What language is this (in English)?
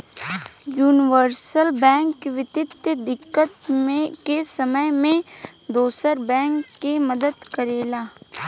Bhojpuri